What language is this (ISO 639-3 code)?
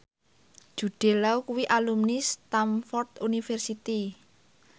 jav